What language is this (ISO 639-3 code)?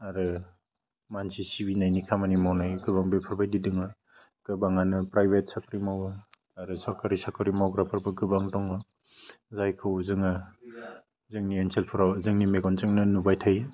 brx